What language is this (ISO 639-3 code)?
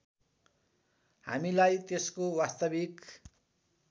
nep